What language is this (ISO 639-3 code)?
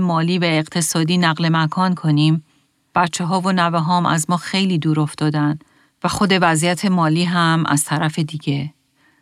fas